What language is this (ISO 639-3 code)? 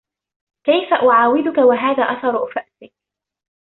ara